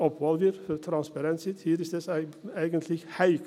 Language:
Swiss German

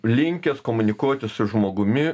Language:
Lithuanian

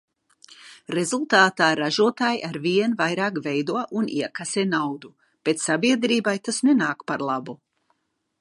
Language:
Latvian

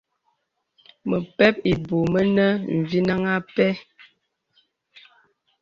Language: Bebele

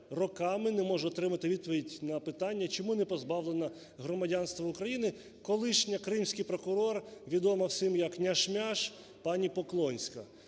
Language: Ukrainian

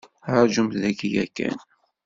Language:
Kabyle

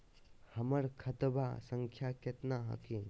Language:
Magahi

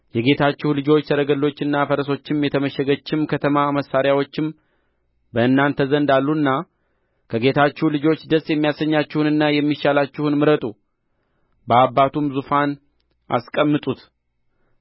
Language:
Amharic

